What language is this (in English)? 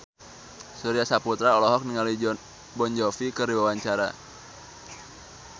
Sundanese